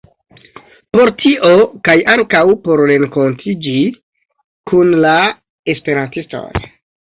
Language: Esperanto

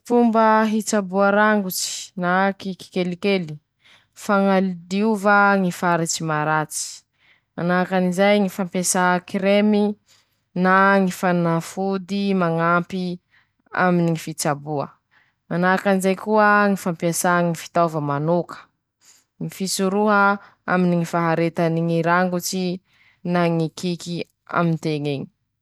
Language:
Masikoro Malagasy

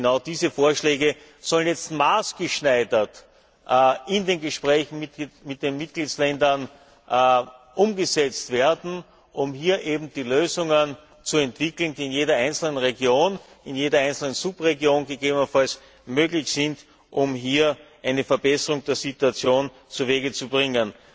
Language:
German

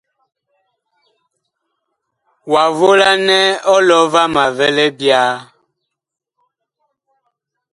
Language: Bakoko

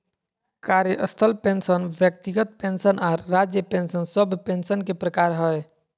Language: Magahi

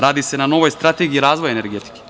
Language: Serbian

